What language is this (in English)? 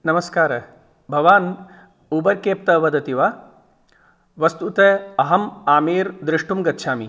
Sanskrit